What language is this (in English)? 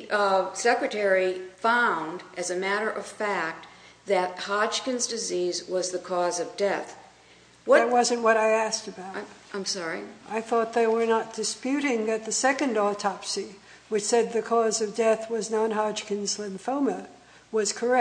English